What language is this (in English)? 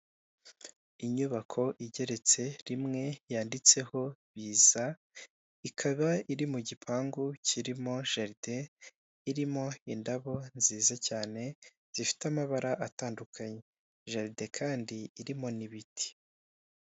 Kinyarwanda